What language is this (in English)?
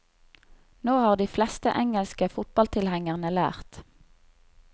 Norwegian